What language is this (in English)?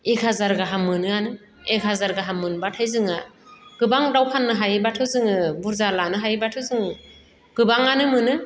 Bodo